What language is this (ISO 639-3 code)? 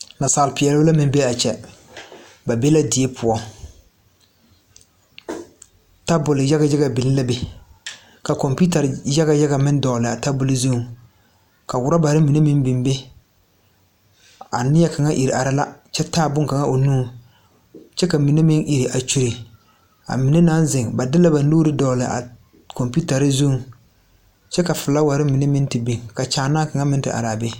dga